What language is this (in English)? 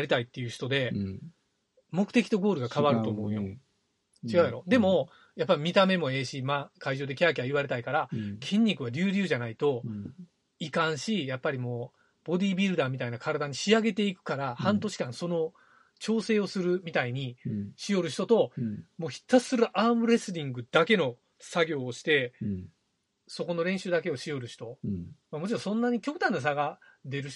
Japanese